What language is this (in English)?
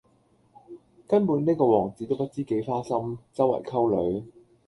Cantonese